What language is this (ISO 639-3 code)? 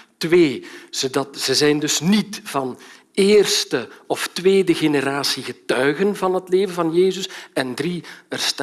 nld